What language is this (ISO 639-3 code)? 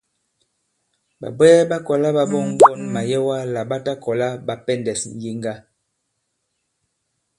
abb